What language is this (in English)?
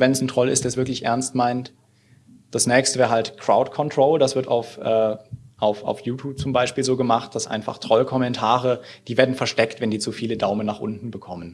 German